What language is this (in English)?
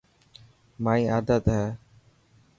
Dhatki